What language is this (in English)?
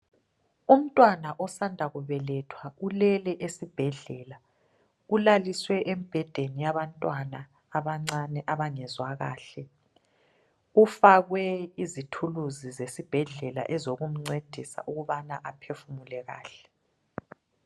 North Ndebele